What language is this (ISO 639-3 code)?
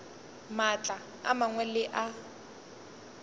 nso